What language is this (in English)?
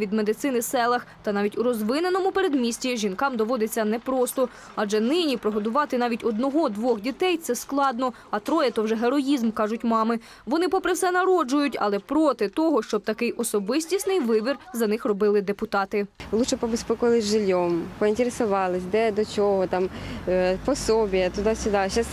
Ukrainian